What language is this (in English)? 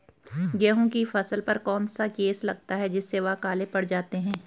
Hindi